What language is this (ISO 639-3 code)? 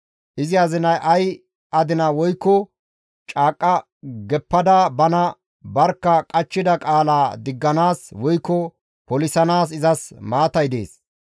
gmv